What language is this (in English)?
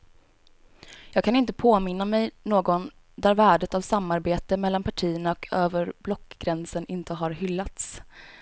Swedish